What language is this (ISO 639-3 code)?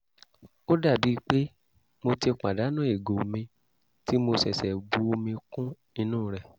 yor